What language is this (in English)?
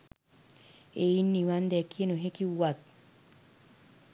Sinhala